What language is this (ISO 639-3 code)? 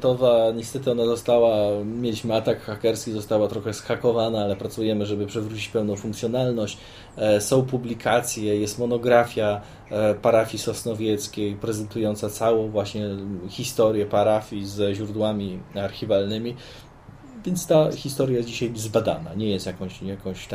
pol